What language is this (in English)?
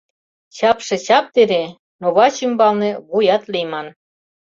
Mari